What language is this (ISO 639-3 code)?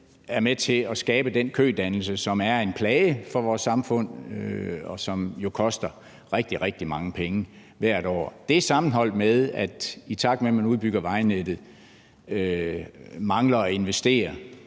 dan